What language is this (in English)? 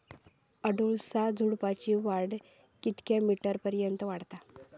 Marathi